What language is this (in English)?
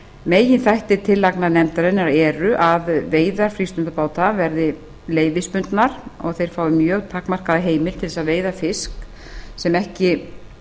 Icelandic